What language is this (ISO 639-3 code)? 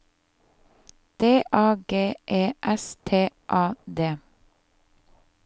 nor